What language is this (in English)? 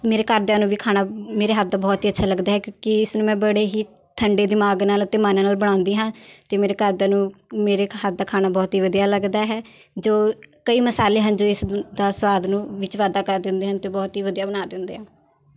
Punjabi